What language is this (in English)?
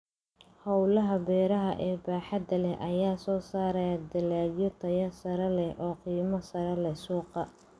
Somali